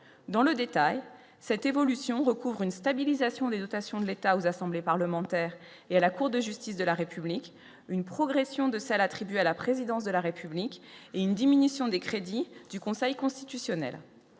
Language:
French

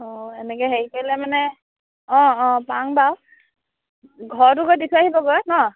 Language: Assamese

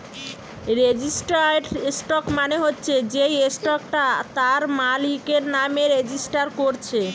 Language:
Bangla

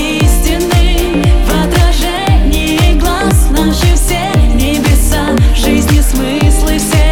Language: Russian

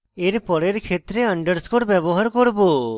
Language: Bangla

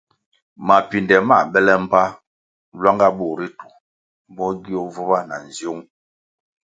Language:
Kwasio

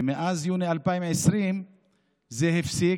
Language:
Hebrew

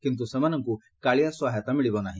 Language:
Odia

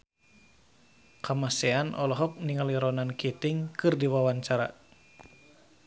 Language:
Sundanese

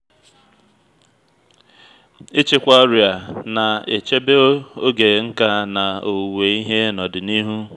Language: Igbo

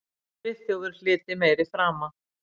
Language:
Icelandic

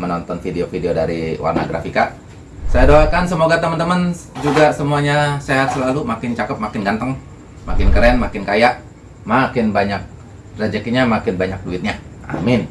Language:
Indonesian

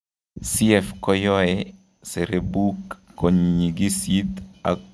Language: Kalenjin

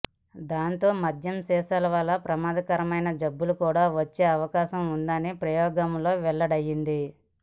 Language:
Telugu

